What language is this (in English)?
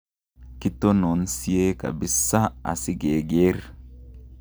Kalenjin